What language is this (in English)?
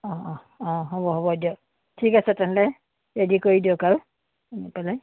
Assamese